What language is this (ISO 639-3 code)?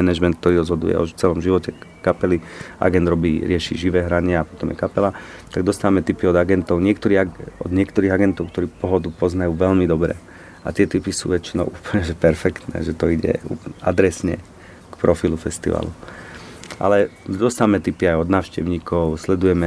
slk